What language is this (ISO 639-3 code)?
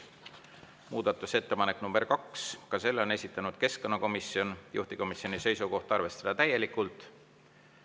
est